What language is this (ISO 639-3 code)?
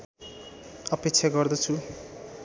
nep